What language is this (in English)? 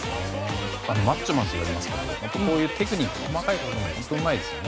Japanese